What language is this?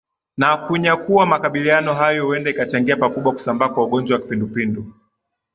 Swahili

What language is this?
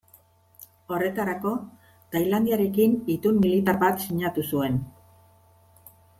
Basque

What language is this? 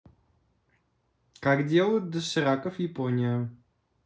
Russian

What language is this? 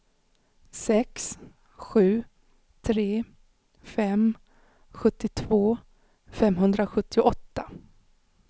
Swedish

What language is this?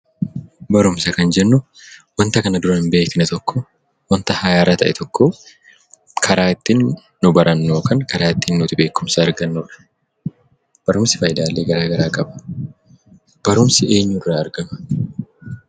Oromo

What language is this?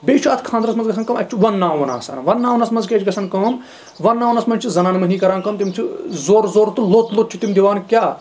Kashmiri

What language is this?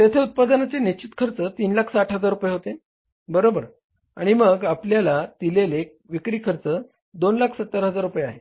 Marathi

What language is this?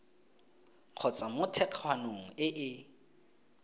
Tswana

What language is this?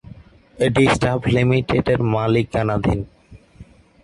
Bangla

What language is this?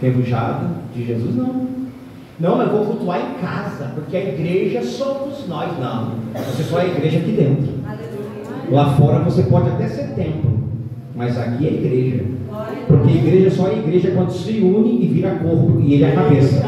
Portuguese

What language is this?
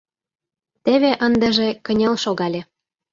Mari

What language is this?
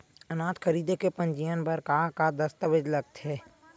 Chhattisgarhi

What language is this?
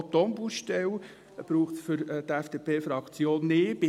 Swiss German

